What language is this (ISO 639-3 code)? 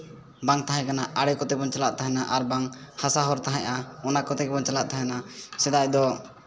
sat